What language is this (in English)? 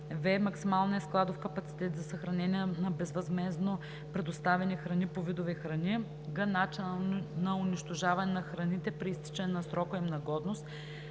Bulgarian